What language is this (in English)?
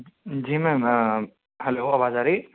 Urdu